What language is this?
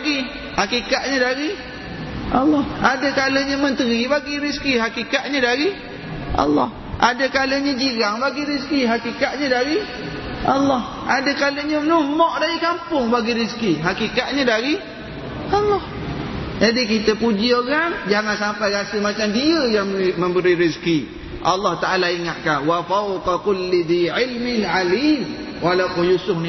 Malay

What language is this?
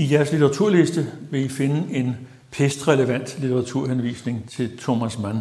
Danish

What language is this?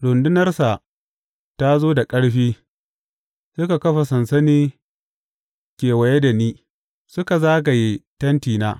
Hausa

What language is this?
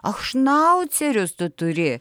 Lithuanian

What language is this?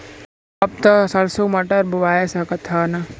Bhojpuri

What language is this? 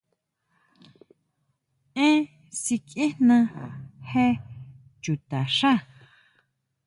Huautla Mazatec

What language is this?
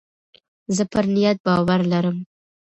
Pashto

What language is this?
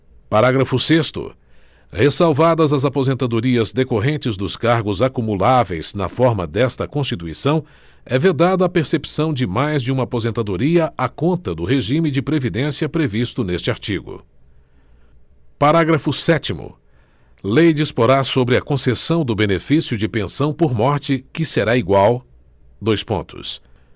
Portuguese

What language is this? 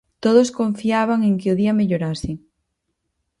Galician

